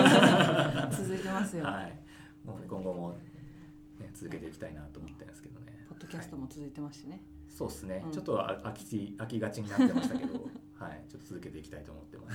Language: Japanese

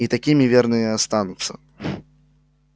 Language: Russian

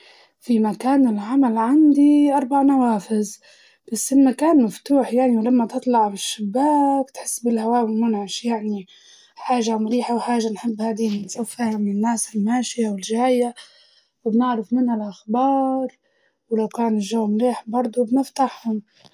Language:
Libyan Arabic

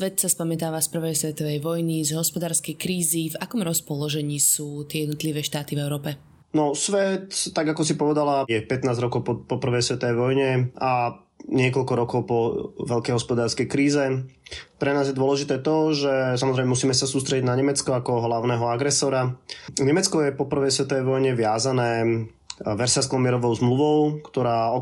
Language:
Slovak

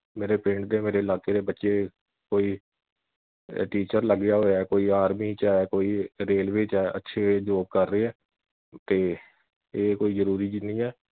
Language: Punjabi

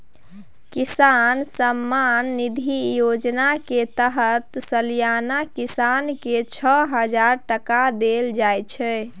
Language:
Maithili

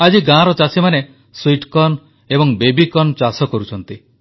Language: Odia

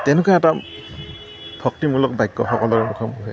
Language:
Assamese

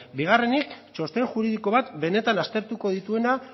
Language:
Basque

